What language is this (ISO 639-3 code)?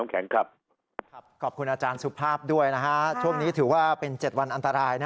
tha